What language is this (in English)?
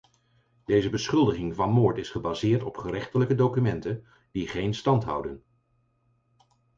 Dutch